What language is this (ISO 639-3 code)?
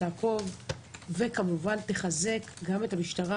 heb